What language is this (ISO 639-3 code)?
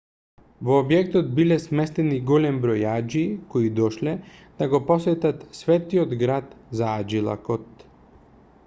mkd